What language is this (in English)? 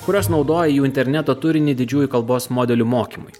Lithuanian